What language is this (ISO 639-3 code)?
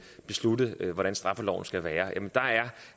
dan